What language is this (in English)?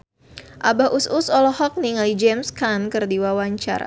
Sundanese